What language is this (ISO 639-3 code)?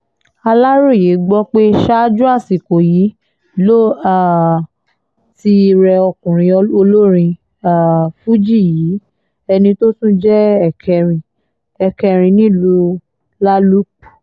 yor